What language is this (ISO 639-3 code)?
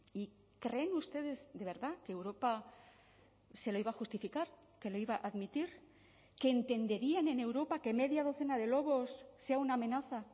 spa